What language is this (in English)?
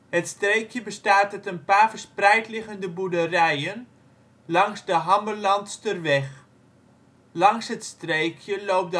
Dutch